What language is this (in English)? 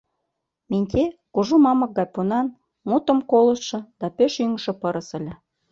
Mari